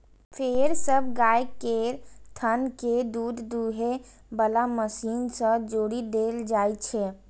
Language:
Maithili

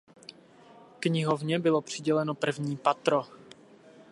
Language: Czech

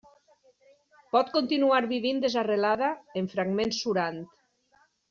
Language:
Catalan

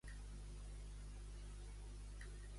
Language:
Catalan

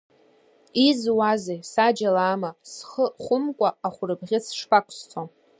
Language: Abkhazian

